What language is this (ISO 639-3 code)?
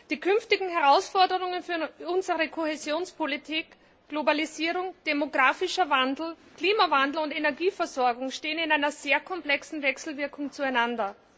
deu